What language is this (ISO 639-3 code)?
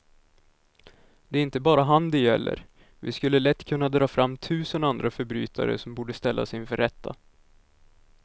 swe